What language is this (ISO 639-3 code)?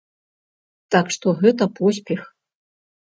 bel